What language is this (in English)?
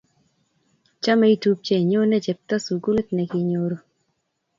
Kalenjin